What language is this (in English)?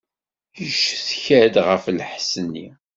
Kabyle